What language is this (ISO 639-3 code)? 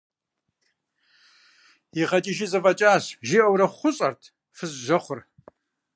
kbd